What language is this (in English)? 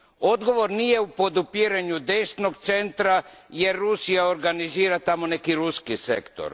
Croatian